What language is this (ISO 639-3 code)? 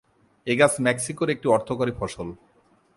ben